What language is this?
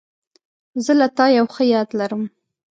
Pashto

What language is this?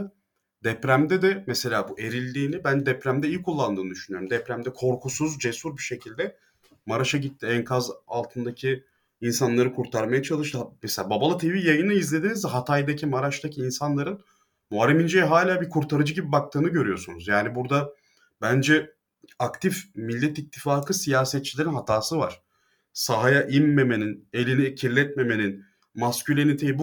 Turkish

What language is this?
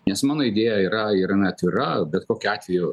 Lithuanian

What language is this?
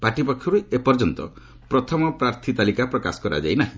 Odia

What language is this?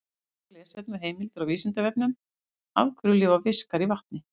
Icelandic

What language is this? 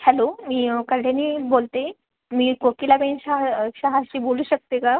Marathi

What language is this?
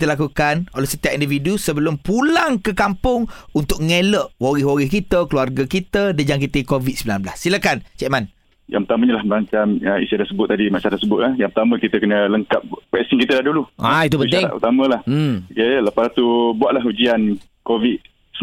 Malay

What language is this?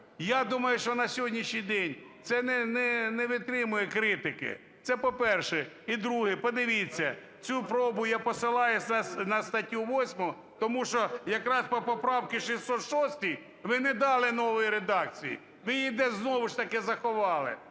Ukrainian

